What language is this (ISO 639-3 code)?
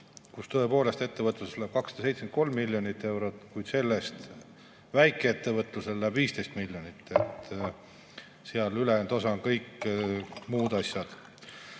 est